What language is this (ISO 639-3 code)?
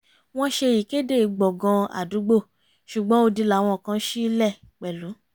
yor